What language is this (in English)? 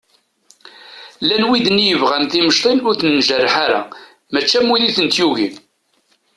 Kabyle